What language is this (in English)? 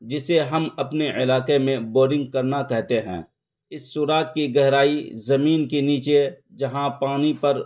Urdu